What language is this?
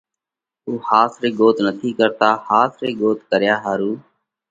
Parkari Koli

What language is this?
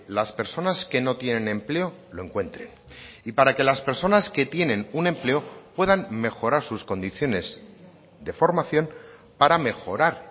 Spanish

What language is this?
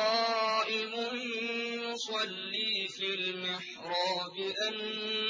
Arabic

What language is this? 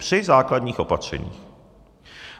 Czech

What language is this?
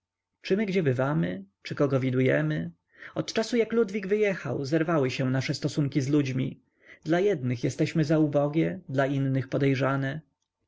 Polish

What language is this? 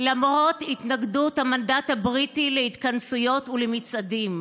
Hebrew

